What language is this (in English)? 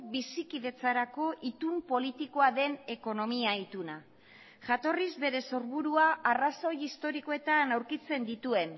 Basque